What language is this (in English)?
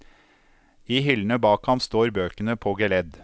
Norwegian